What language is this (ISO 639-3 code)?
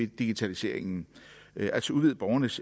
dan